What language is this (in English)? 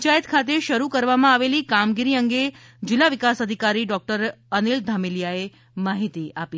Gujarati